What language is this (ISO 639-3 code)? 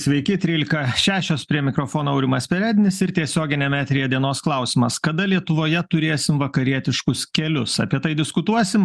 lit